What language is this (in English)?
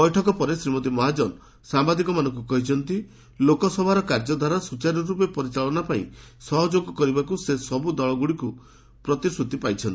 Odia